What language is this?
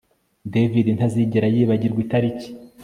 Kinyarwanda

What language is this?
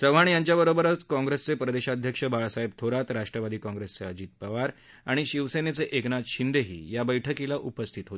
Marathi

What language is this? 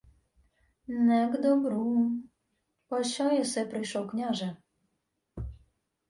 Ukrainian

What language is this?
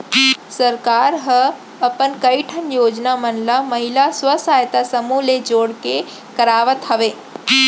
Chhattisgarhi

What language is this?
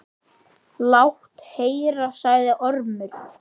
Icelandic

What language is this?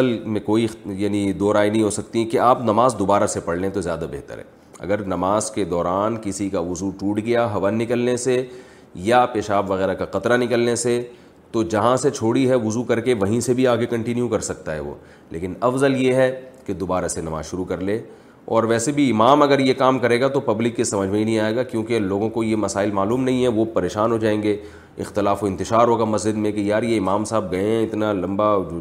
Urdu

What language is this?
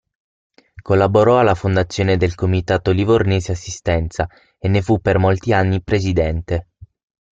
Italian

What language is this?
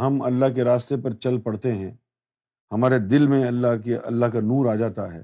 Urdu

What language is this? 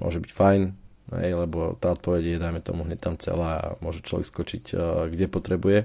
Slovak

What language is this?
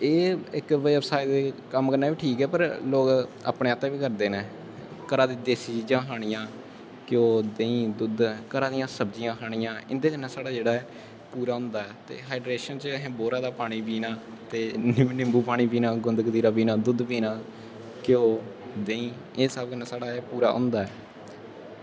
Dogri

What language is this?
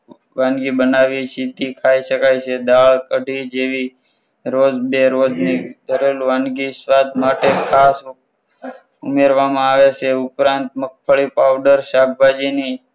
Gujarati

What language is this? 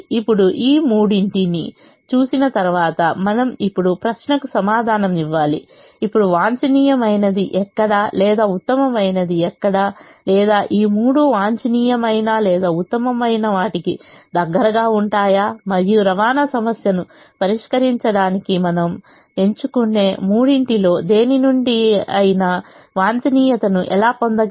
Telugu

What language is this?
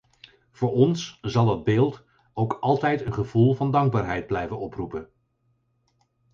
Dutch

